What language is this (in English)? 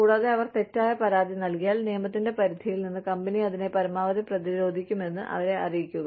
Malayalam